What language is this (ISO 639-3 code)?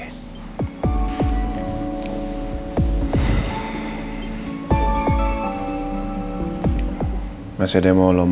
ind